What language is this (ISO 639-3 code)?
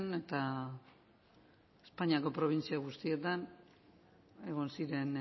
eus